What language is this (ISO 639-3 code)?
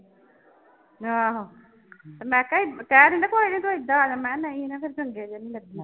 pan